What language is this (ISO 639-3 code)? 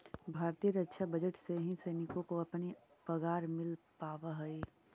mag